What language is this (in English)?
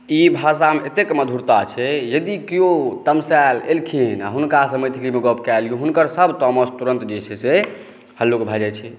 Maithili